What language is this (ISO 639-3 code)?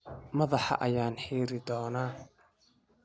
som